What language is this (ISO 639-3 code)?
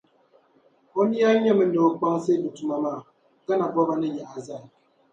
dag